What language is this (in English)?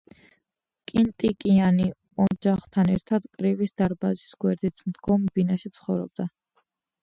Georgian